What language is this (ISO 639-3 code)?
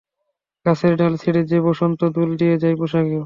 ben